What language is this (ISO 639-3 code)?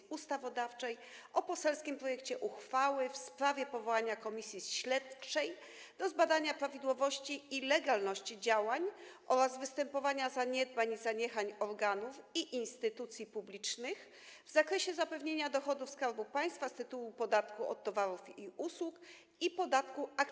pol